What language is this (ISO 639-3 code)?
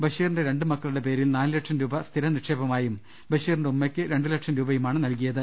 mal